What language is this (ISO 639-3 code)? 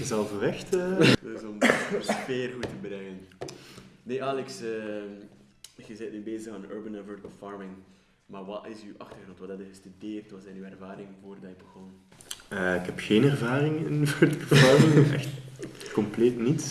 nld